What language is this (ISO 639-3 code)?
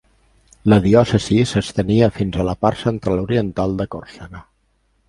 cat